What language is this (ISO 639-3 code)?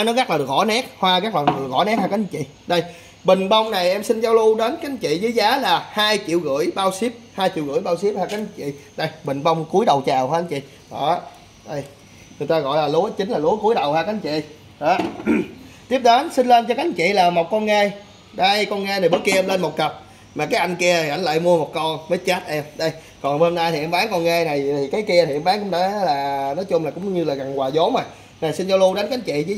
vie